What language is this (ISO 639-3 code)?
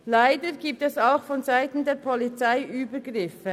gsw